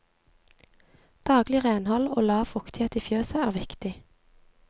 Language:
Norwegian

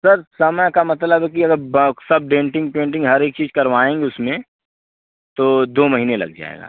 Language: Hindi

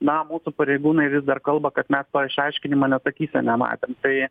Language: Lithuanian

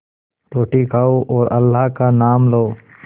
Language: Hindi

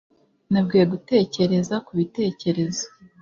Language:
Kinyarwanda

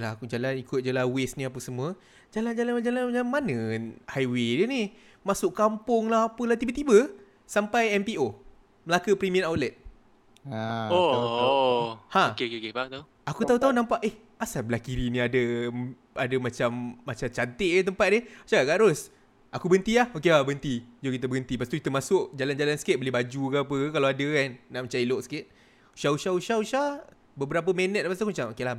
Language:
Malay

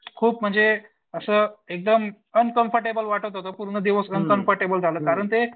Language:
Marathi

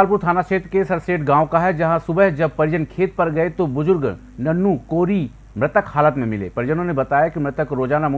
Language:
Hindi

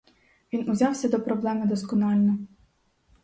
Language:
Ukrainian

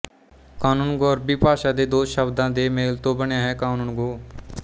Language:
Punjabi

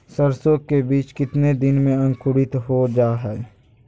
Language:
Magahi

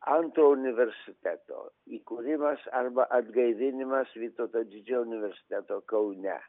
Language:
Lithuanian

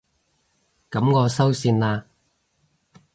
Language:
Cantonese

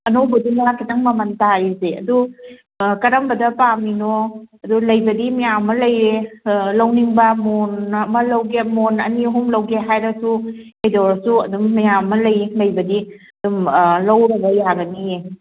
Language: Manipuri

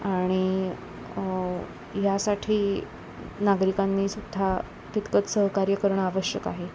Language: Marathi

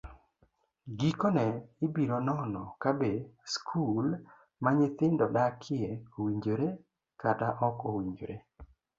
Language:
Luo (Kenya and Tanzania)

